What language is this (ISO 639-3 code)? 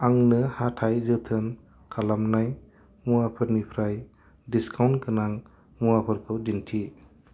brx